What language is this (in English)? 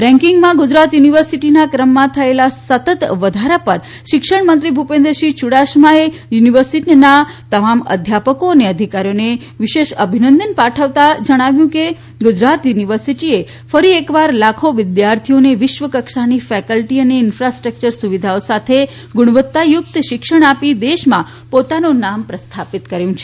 Gujarati